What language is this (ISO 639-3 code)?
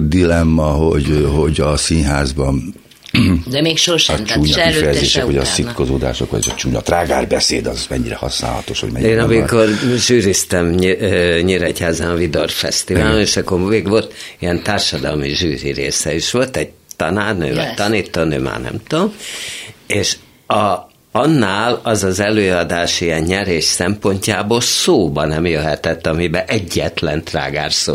hun